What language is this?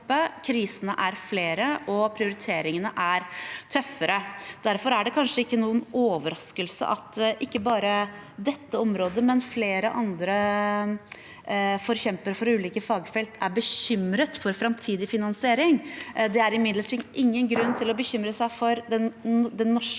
Norwegian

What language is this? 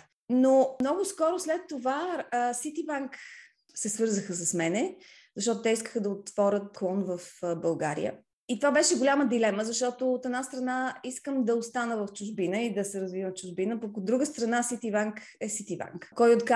Bulgarian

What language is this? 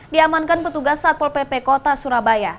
Indonesian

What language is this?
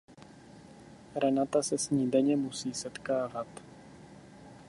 Czech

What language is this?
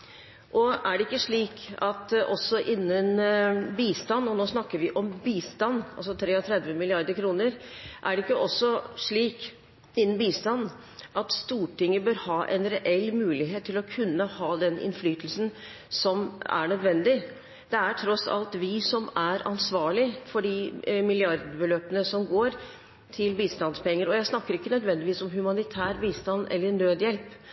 Norwegian Bokmål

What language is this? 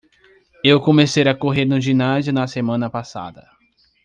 Portuguese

